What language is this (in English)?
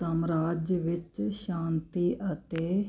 Punjabi